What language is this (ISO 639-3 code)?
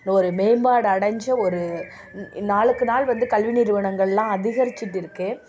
tam